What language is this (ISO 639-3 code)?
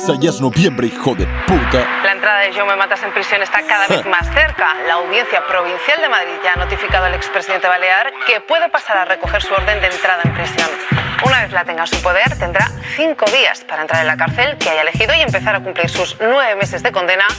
spa